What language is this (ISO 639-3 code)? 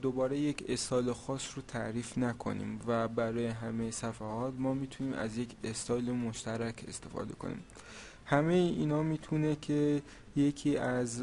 fas